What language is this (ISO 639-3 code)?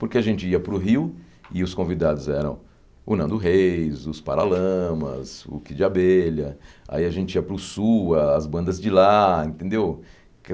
por